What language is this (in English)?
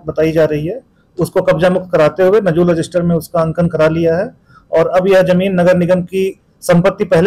Hindi